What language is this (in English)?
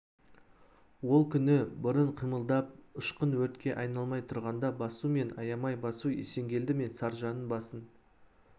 Kazakh